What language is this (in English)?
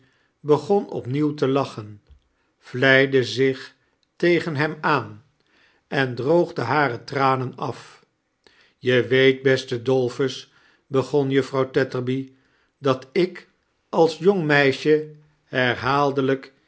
Dutch